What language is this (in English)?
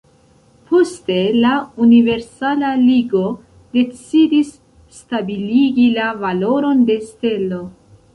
Esperanto